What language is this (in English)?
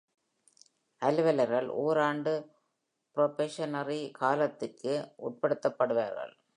Tamil